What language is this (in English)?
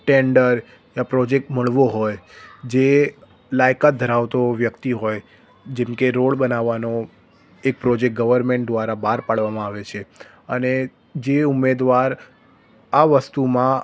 Gujarati